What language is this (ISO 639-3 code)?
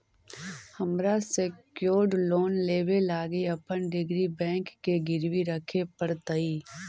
mag